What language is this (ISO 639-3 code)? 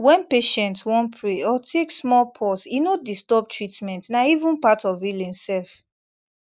pcm